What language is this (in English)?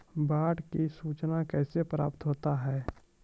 Maithili